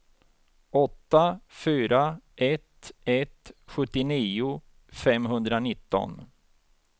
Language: Swedish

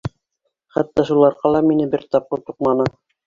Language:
Bashkir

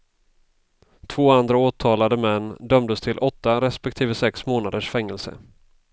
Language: Swedish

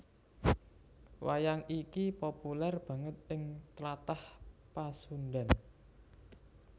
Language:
Javanese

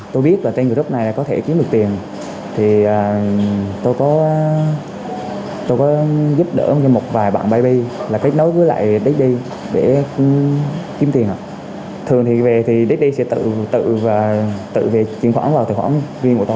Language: Vietnamese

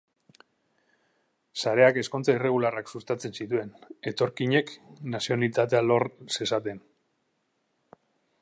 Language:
Basque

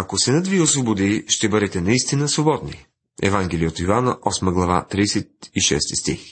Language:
Bulgarian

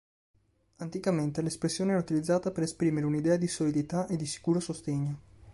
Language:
Italian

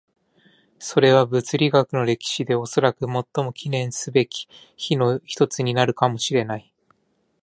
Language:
Japanese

